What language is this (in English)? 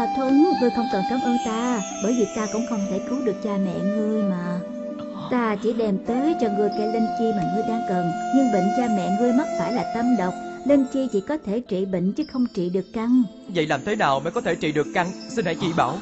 Vietnamese